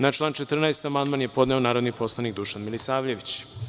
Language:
Serbian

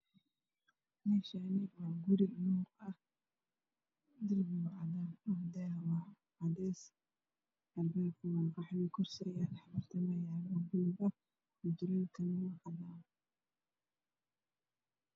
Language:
Somali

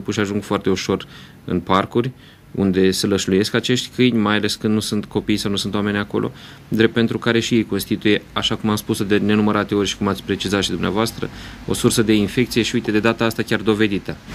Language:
Romanian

